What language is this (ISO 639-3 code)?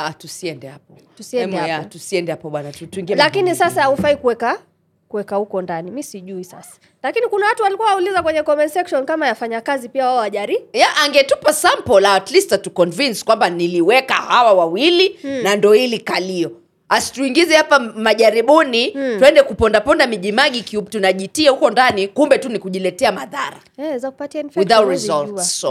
swa